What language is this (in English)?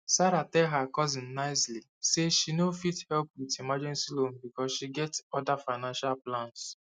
Nigerian Pidgin